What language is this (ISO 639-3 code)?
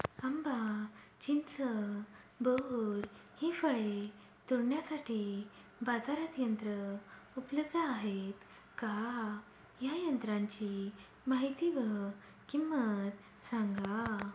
mar